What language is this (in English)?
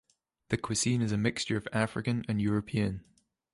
English